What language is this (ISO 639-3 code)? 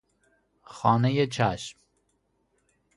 fas